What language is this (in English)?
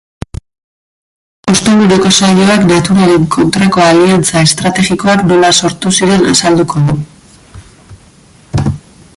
Basque